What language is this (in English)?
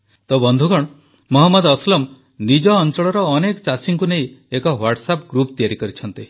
Odia